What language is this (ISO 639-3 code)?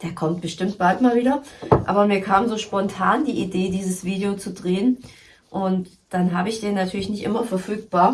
deu